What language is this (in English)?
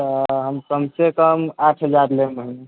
Maithili